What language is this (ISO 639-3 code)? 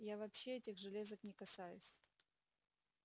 rus